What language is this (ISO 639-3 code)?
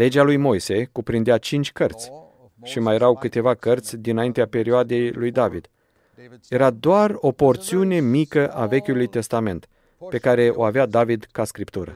ron